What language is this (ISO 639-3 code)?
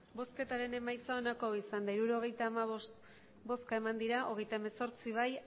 eus